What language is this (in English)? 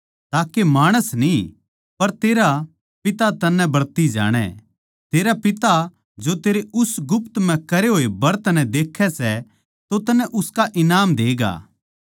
Haryanvi